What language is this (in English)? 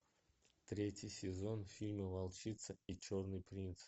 Russian